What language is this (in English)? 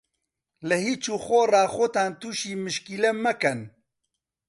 Central Kurdish